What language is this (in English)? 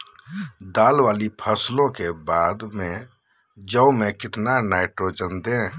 Magahi